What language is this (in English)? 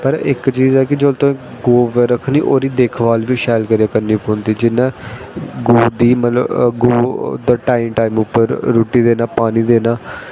Dogri